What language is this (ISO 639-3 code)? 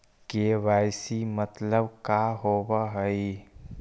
mag